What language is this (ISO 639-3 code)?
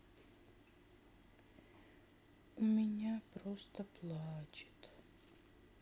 rus